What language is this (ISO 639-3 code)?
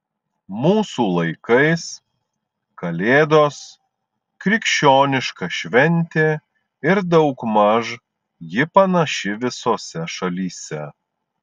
lit